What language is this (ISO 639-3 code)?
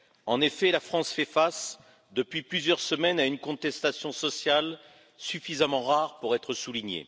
fra